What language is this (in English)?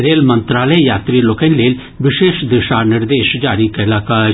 Maithili